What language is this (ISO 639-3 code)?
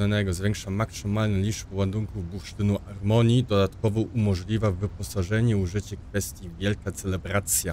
pol